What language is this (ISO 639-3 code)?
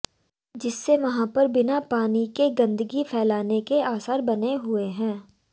hin